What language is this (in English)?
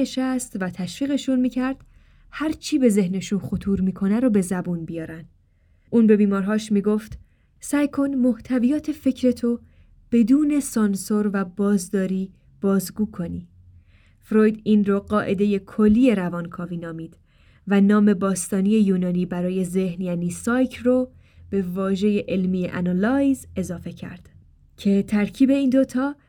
Persian